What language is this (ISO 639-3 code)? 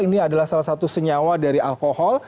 ind